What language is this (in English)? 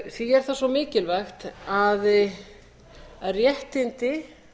Icelandic